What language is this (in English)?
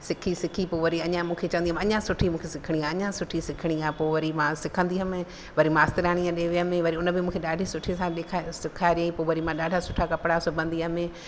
Sindhi